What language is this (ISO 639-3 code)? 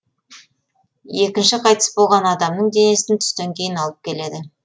kaz